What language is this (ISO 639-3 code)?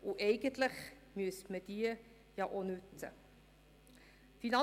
gsw